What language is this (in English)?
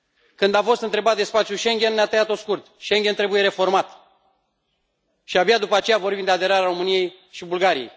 Romanian